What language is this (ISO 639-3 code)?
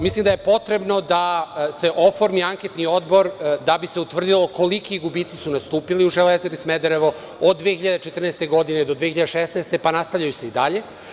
srp